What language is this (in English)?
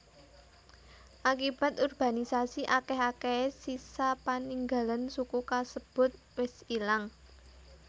Javanese